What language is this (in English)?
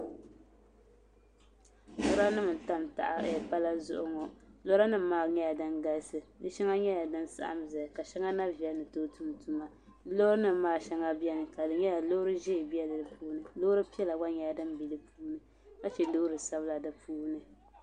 Dagbani